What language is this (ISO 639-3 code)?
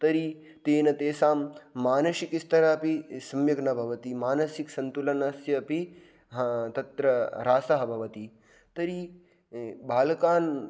san